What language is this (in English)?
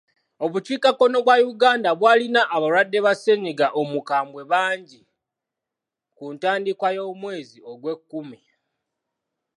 Ganda